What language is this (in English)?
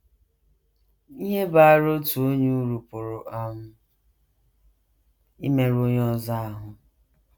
Igbo